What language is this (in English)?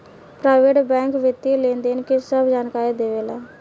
Bhojpuri